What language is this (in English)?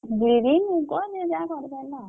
Odia